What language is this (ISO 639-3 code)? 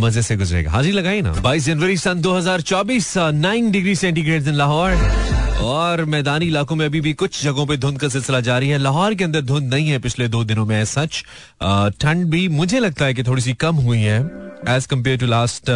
hin